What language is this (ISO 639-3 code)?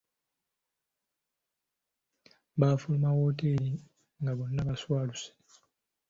lug